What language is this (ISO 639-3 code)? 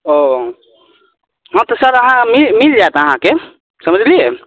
mai